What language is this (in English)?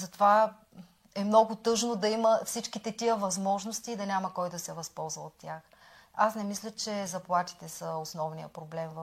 Bulgarian